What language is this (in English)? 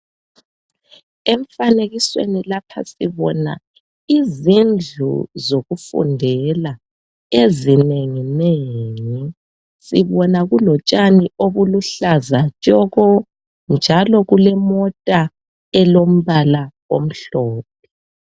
North Ndebele